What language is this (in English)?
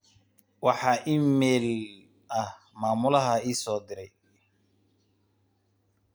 Somali